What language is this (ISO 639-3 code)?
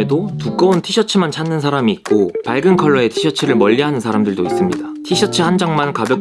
kor